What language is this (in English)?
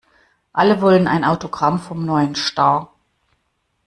German